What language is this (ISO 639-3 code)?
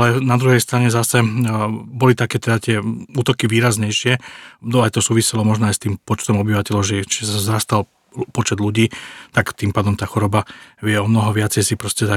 slk